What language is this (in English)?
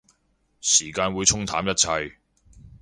Cantonese